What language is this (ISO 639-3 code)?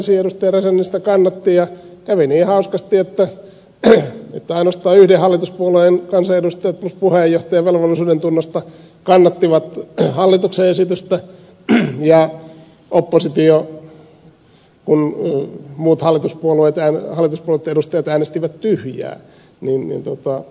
fin